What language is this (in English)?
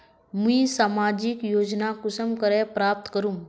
Magahi